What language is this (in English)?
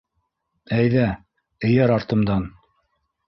Bashkir